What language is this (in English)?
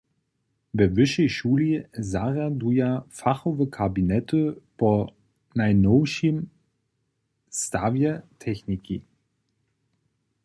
Upper Sorbian